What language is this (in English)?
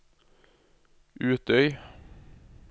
Norwegian